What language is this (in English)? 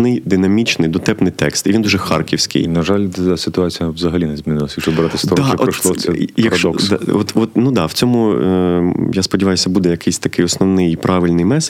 Ukrainian